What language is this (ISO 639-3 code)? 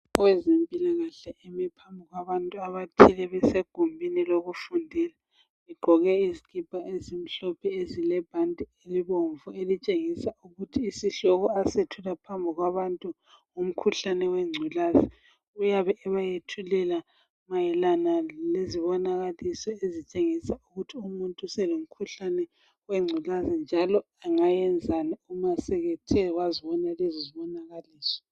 nde